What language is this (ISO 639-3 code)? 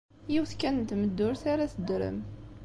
kab